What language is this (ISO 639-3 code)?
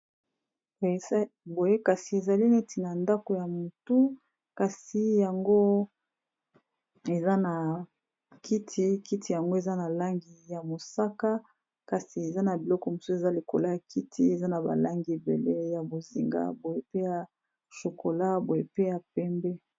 lin